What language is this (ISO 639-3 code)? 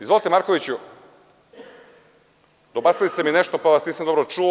srp